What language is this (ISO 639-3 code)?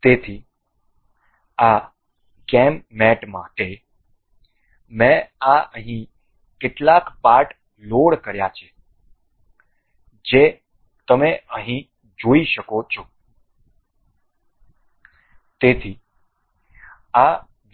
guj